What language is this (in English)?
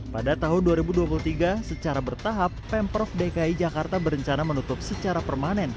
Indonesian